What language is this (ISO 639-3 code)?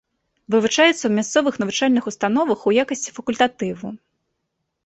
bel